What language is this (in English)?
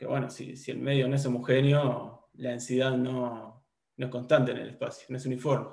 Spanish